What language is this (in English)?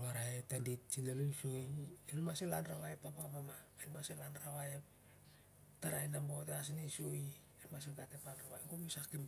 Siar-Lak